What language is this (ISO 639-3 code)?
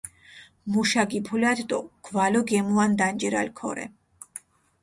xmf